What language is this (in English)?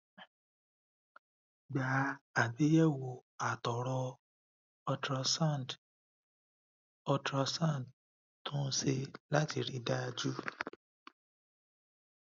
Yoruba